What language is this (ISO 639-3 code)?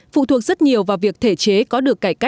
vie